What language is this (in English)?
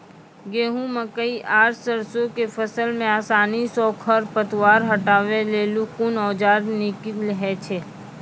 Maithili